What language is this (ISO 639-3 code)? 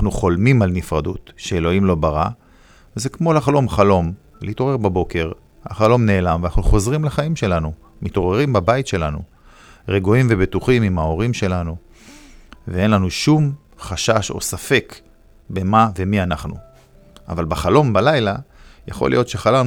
heb